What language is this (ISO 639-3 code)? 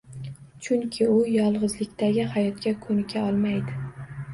uzb